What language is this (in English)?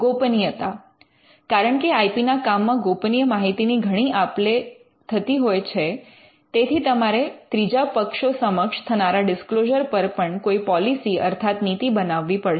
Gujarati